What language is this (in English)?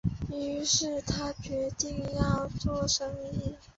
Chinese